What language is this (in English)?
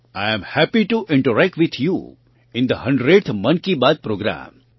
Gujarati